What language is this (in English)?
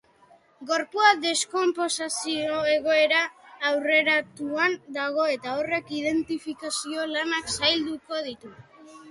Basque